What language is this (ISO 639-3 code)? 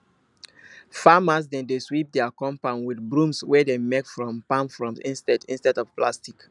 pcm